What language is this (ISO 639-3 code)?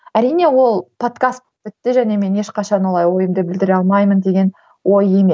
kaz